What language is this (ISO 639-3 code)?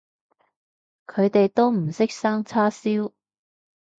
yue